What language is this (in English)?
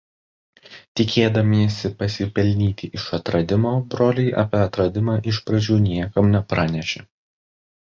Lithuanian